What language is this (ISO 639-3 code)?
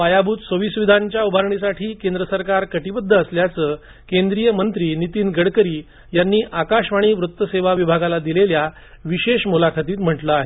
mar